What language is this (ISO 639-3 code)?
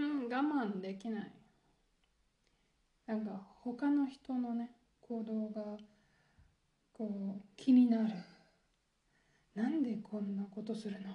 jpn